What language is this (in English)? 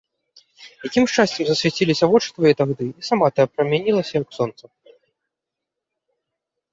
Belarusian